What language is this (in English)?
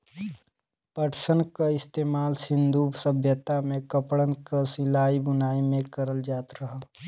Bhojpuri